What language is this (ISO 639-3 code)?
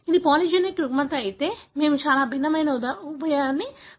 tel